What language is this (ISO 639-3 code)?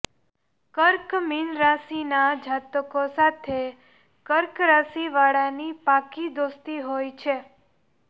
guj